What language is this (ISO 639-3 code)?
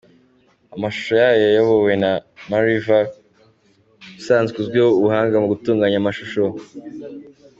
kin